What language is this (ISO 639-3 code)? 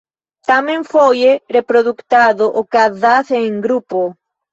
epo